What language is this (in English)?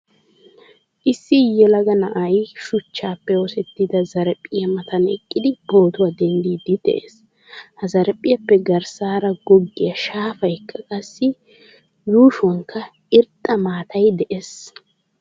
Wolaytta